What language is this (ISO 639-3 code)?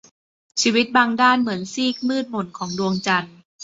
tha